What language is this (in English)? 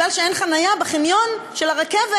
Hebrew